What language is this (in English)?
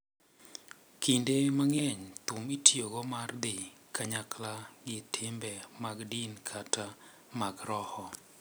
Luo (Kenya and Tanzania)